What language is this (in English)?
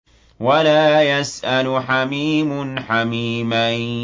Arabic